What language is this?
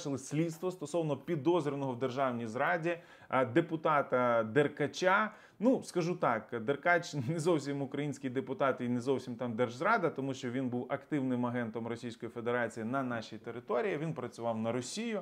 Ukrainian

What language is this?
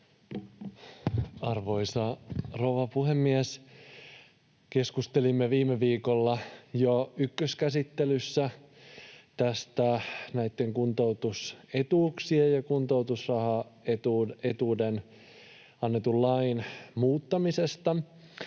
Finnish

